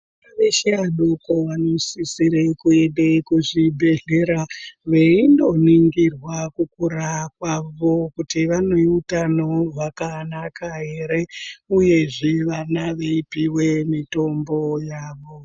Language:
Ndau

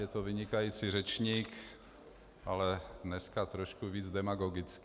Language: Czech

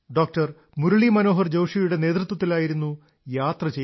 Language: Malayalam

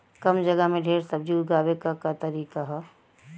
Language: Bhojpuri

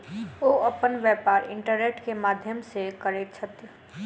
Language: Maithili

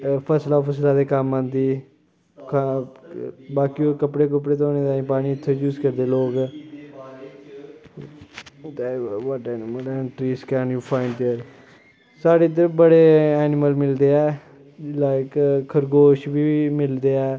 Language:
Dogri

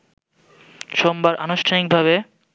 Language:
Bangla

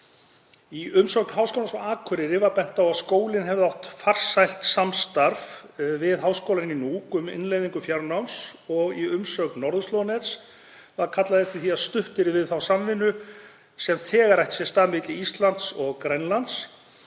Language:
Icelandic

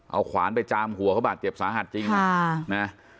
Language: Thai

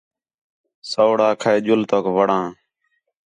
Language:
Khetrani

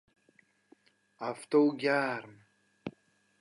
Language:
Persian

